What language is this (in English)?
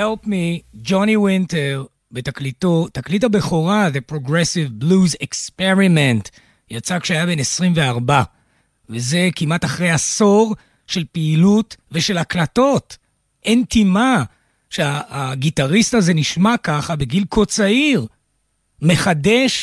Hebrew